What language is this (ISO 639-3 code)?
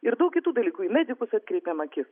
lit